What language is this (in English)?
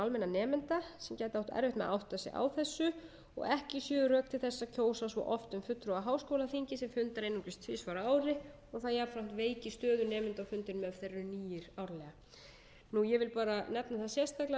Icelandic